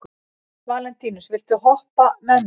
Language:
Icelandic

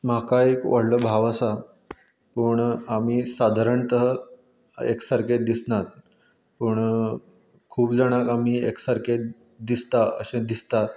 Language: Konkani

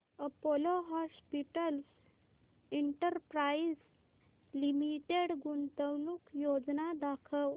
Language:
Marathi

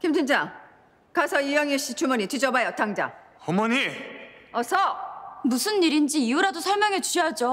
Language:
Korean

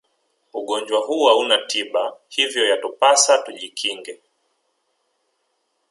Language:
Swahili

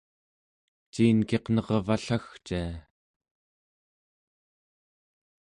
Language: Central Yupik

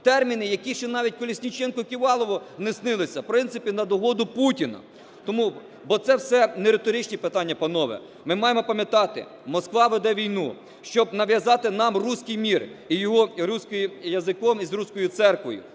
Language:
Ukrainian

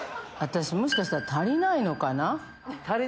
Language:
Japanese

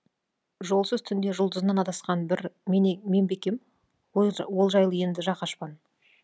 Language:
Kazakh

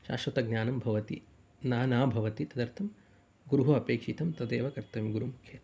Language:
Sanskrit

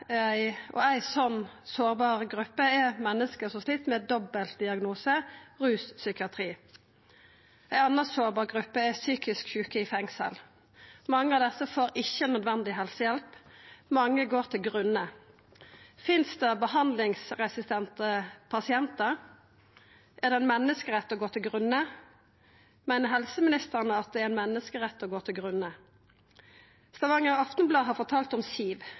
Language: Norwegian Nynorsk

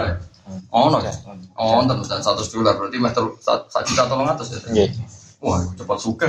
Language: Malay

